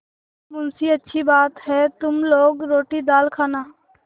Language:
Hindi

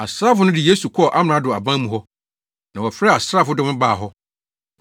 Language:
Akan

